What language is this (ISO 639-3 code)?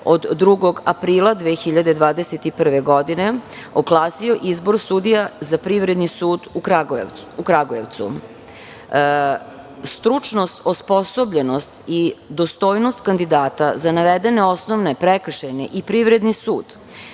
srp